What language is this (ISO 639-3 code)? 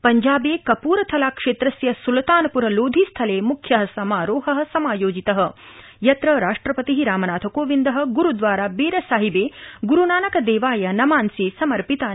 san